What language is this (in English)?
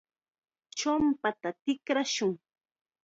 Chiquián Ancash Quechua